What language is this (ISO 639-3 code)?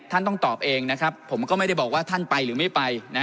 tha